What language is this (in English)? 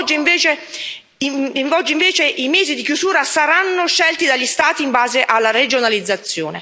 Italian